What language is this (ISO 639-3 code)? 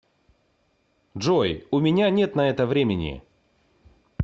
rus